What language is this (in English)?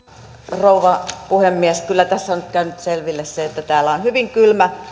Finnish